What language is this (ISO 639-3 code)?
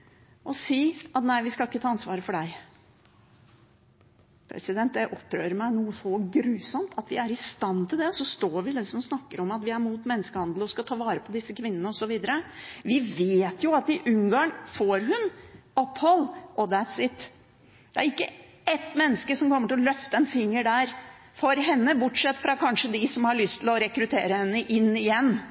nob